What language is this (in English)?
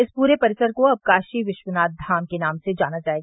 Hindi